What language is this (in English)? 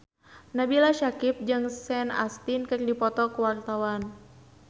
Sundanese